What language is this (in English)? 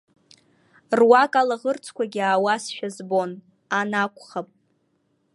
Abkhazian